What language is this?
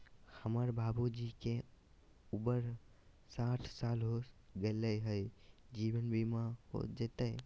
Magahi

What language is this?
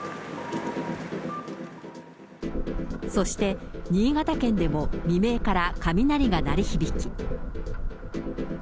Japanese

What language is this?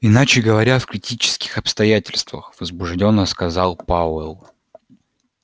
Russian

